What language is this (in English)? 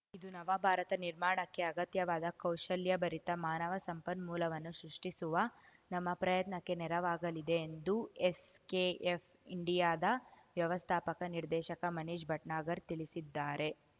Kannada